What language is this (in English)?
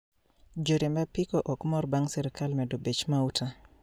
Luo (Kenya and Tanzania)